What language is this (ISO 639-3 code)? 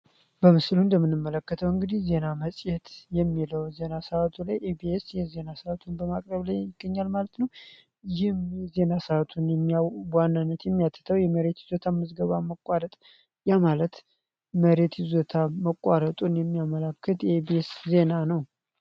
amh